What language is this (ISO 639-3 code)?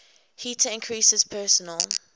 eng